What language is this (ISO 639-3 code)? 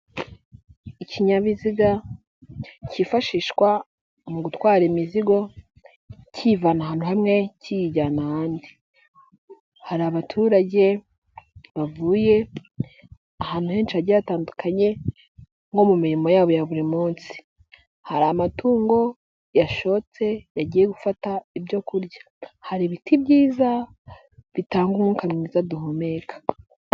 kin